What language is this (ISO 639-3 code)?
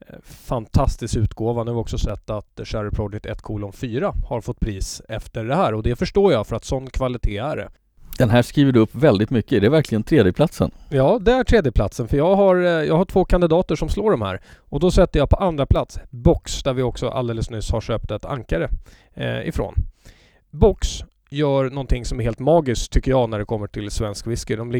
swe